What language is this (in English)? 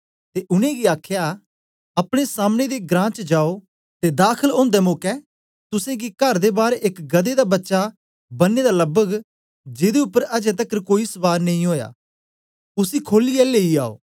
Dogri